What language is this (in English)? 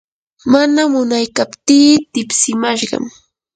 Yanahuanca Pasco Quechua